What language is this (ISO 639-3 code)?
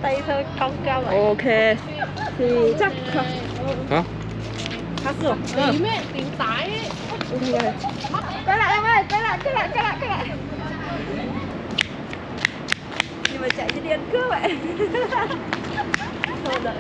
kor